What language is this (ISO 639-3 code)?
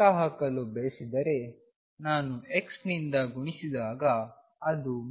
kan